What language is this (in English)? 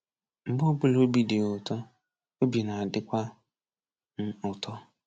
Igbo